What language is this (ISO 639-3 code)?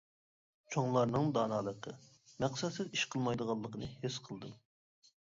uig